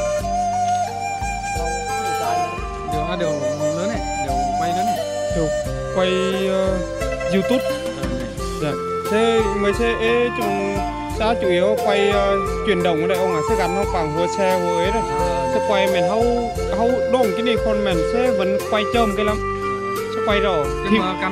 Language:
Vietnamese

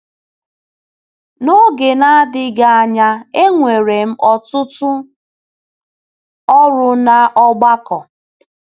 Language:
Igbo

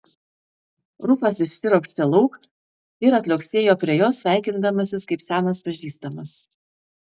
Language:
Lithuanian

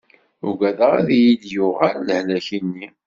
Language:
Kabyle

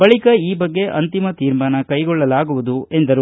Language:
Kannada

